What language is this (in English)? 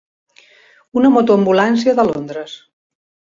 Catalan